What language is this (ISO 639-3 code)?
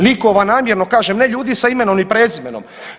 hrv